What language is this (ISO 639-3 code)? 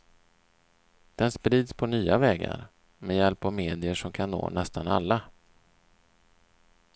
swe